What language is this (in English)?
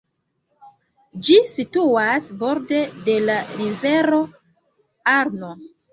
Esperanto